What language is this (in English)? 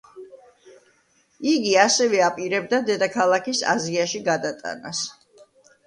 Georgian